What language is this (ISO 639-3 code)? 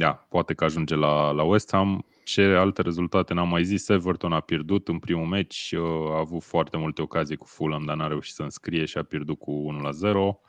ron